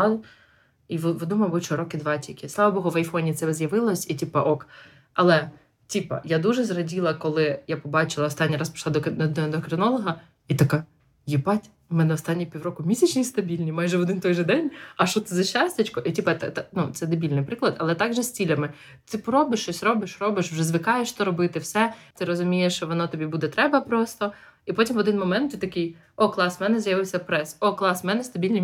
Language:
Ukrainian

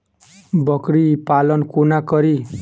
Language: Maithili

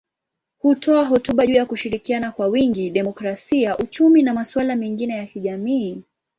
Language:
Swahili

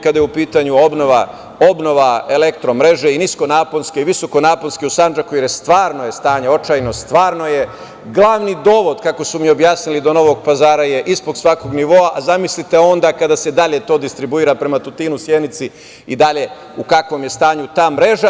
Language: Serbian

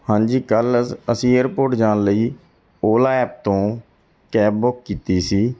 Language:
Punjabi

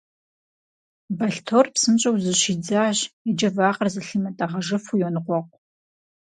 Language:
Kabardian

